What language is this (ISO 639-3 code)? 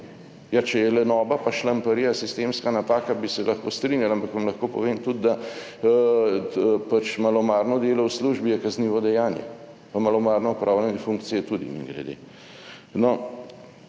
slv